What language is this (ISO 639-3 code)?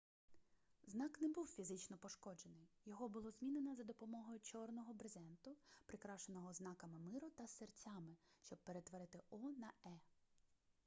ukr